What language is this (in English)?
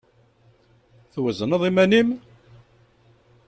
Kabyle